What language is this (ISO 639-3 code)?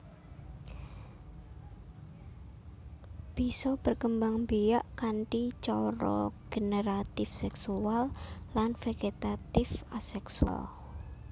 jav